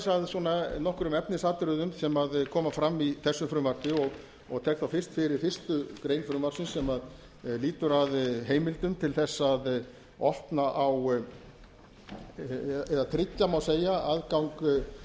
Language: Icelandic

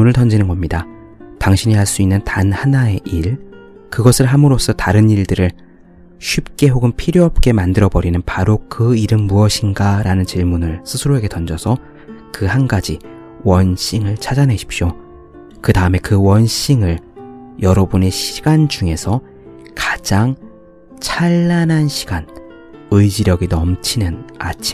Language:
Korean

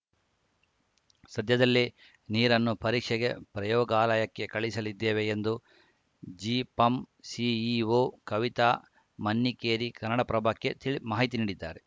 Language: Kannada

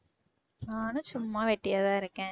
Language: Tamil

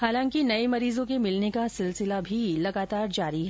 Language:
Hindi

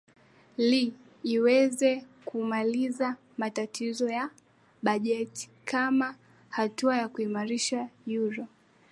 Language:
Swahili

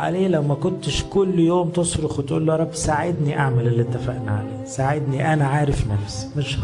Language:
Arabic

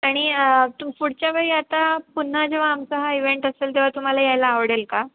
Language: Marathi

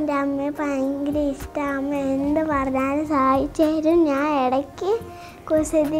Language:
Turkish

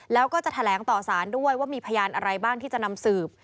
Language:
Thai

